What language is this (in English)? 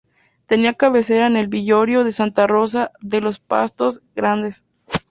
Spanish